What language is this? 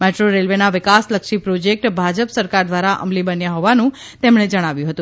Gujarati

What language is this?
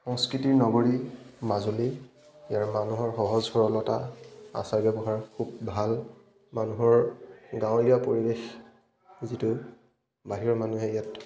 Assamese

